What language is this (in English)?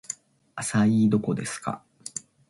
Japanese